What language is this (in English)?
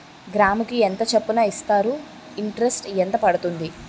Telugu